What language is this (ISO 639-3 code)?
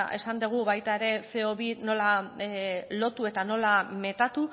eus